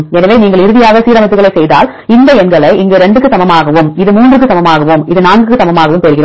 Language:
Tamil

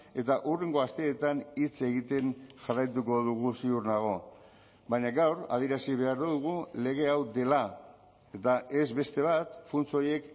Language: Basque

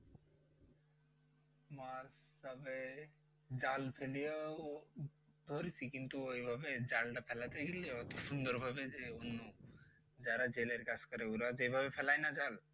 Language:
Bangla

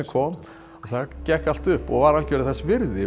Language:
Icelandic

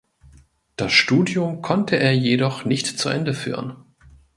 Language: German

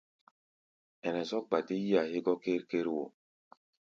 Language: Gbaya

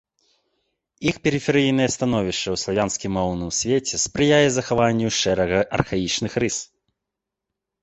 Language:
Belarusian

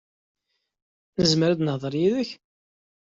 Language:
Kabyle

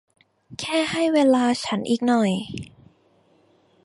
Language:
Thai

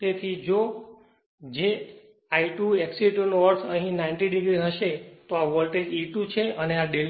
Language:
Gujarati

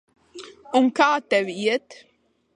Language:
Latvian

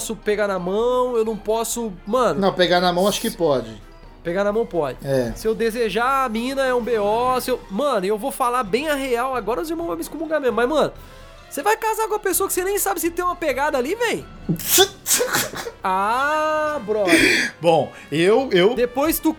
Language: Portuguese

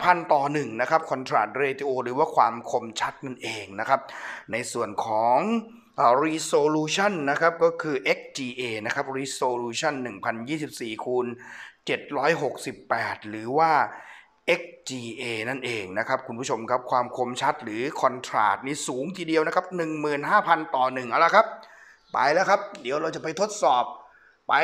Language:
Thai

